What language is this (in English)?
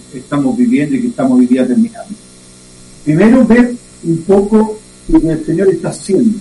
Spanish